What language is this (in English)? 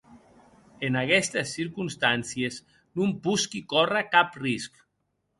Occitan